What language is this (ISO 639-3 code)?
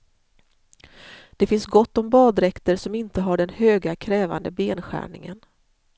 swe